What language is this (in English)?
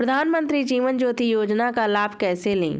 Hindi